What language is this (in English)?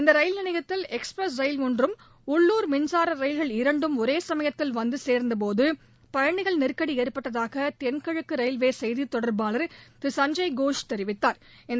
Tamil